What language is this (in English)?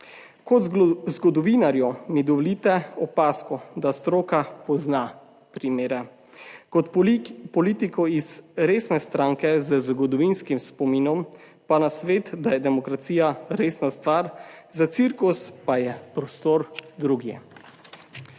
Slovenian